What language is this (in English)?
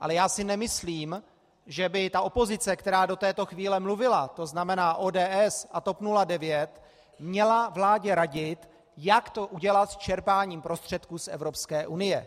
Czech